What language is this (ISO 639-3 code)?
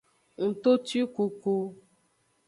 ajg